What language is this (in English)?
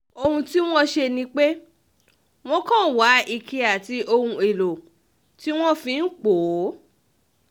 Yoruba